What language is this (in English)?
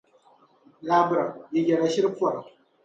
Dagbani